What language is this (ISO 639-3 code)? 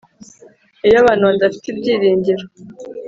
kin